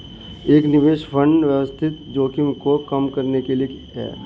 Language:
Hindi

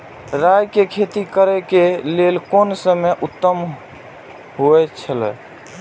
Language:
Maithili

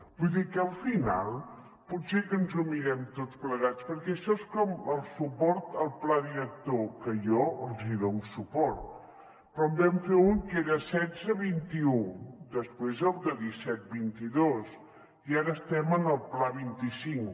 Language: Catalan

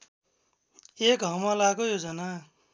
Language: Nepali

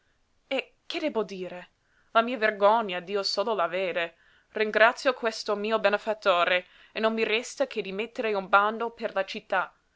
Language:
Italian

